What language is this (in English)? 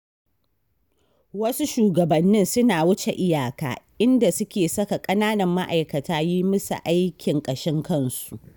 Hausa